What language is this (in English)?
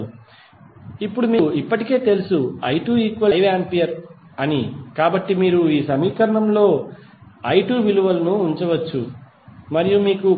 Telugu